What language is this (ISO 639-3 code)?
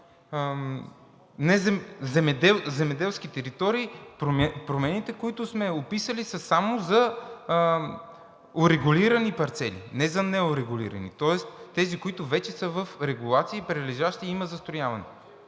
bul